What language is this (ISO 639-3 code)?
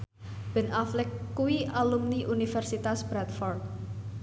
jav